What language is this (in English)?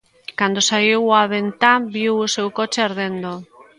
Galician